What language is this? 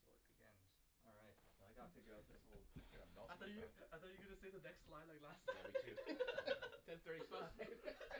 English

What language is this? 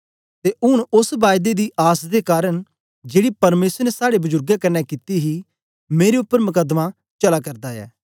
Dogri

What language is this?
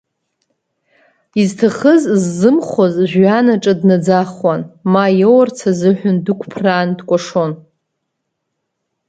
Abkhazian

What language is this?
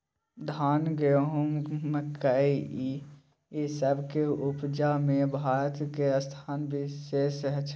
Maithili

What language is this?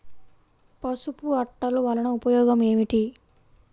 Telugu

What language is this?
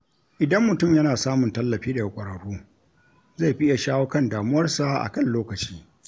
Hausa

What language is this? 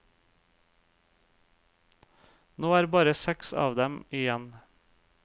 Norwegian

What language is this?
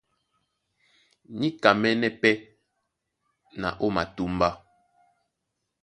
Duala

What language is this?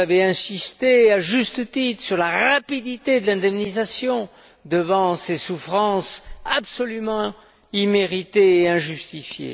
French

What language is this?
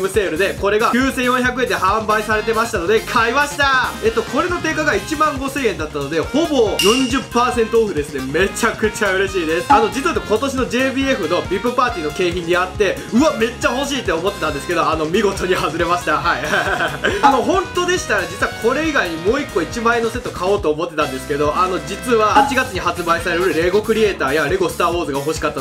Japanese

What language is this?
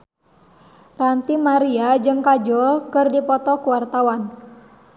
Sundanese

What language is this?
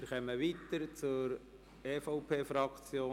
Swiss German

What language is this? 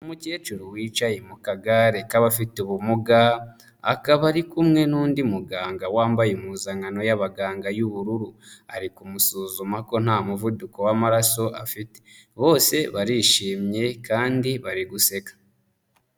Kinyarwanda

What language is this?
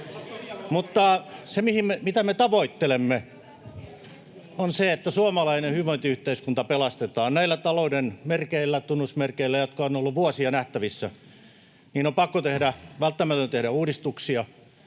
Finnish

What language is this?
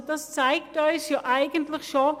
Swiss German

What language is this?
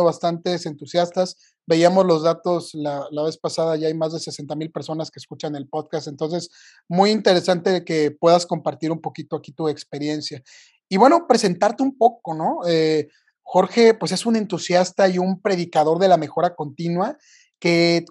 Spanish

